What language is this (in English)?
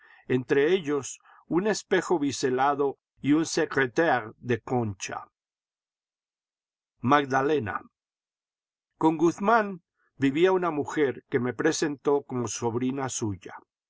Spanish